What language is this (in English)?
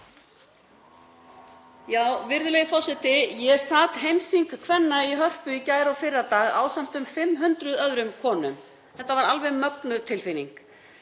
Icelandic